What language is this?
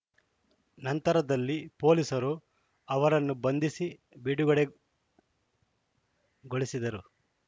Kannada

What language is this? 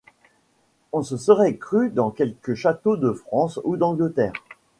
French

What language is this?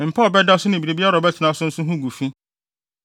Akan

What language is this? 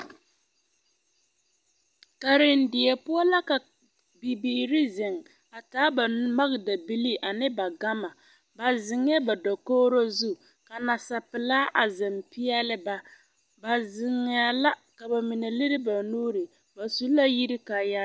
Southern Dagaare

